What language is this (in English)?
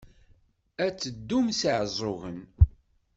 Kabyle